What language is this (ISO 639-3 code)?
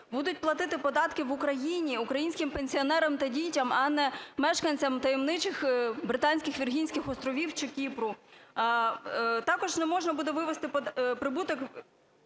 ukr